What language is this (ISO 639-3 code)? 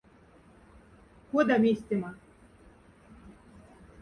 mdf